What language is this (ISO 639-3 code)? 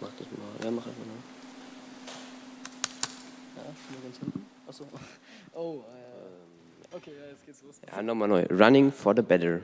deu